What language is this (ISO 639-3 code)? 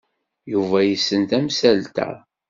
kab